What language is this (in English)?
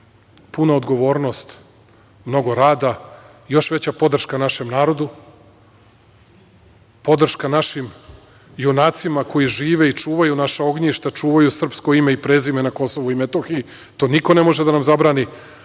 Serbian